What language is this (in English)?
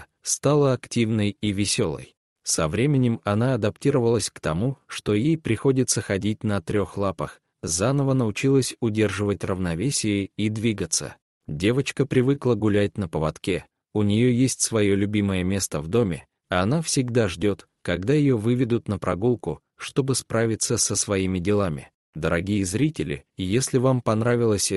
Russian